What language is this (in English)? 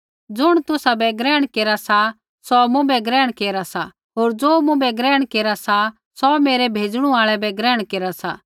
Kullu Pahari